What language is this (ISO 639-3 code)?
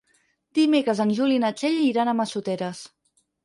cat